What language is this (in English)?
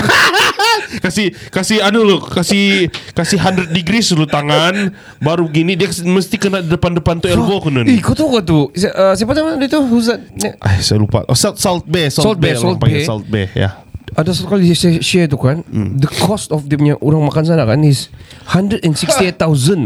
Malay